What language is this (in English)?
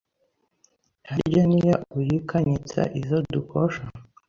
Kinyarwanda